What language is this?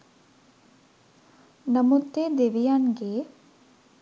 Sinhala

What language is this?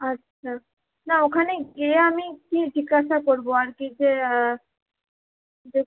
Bangla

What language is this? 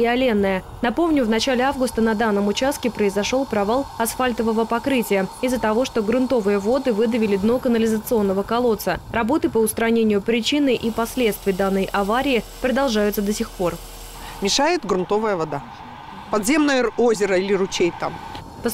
Russian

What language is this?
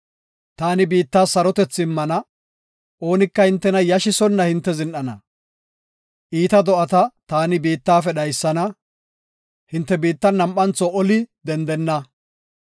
Gofa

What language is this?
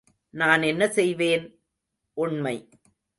Tamil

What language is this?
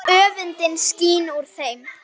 Icelandic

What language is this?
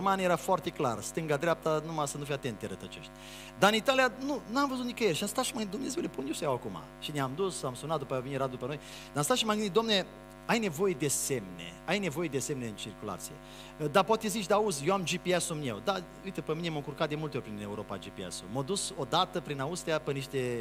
Romanian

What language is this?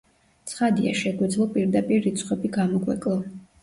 Georgian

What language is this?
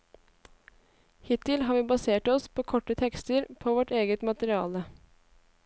Norwegian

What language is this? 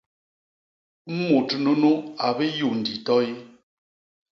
Basaa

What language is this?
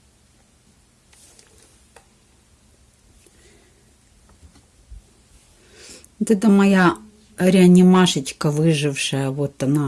Russian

